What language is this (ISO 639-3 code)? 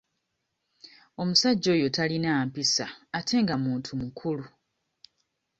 lug